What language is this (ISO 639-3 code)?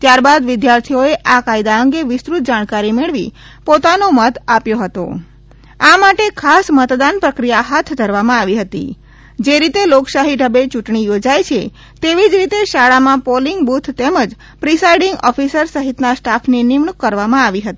guj